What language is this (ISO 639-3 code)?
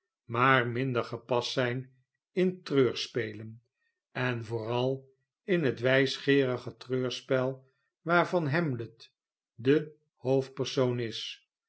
nld